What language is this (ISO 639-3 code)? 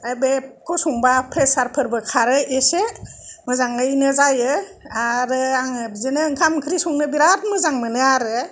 brx